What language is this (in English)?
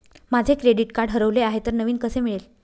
Marathi